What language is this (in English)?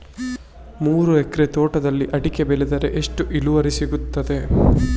Kannada